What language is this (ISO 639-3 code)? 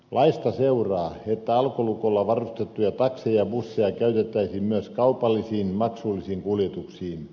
fin